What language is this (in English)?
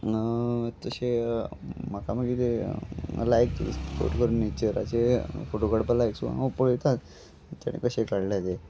Konkani